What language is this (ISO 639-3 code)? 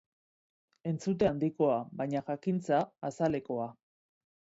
eus